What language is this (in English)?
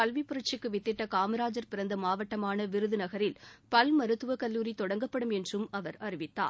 Tamil